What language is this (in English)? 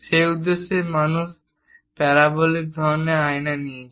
Bangla